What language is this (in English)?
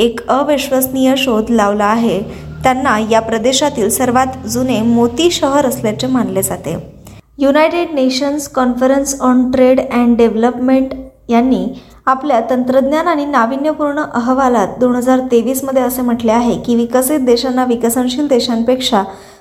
Marathi